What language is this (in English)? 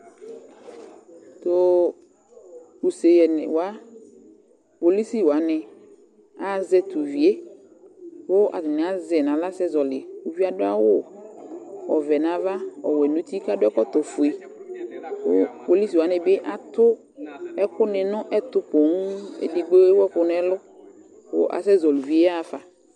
Ikposo